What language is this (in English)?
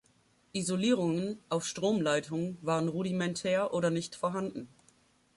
German